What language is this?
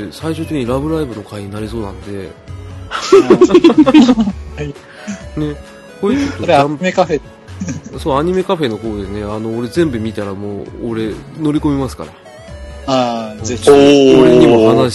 Japanese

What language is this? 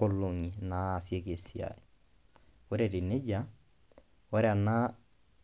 Masai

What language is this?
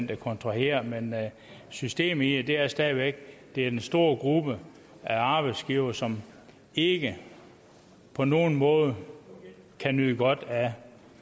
Danish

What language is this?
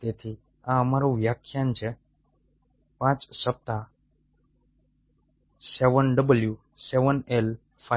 Gujarati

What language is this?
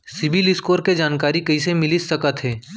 Chhattisgarhi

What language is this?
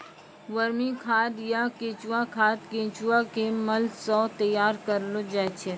Maithili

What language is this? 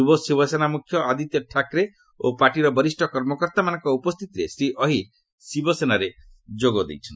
Odia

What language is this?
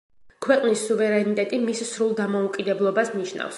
Georgian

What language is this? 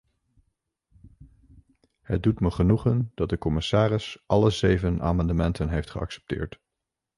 Dutch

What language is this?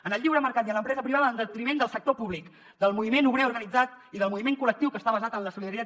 Catalan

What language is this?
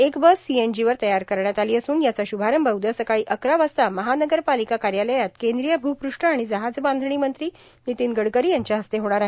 Marathi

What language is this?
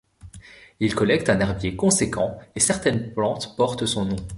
French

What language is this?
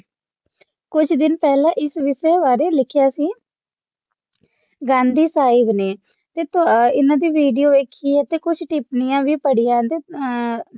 Punjabi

